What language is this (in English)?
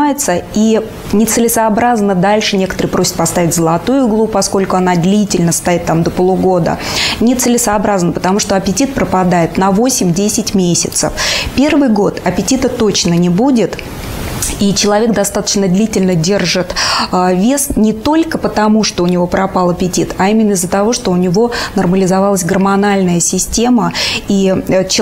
Russian